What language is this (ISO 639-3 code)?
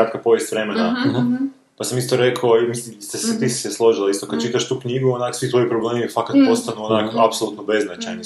hrv